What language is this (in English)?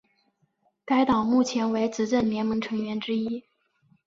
Chinese